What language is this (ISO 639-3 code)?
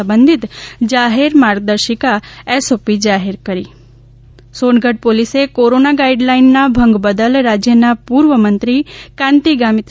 guj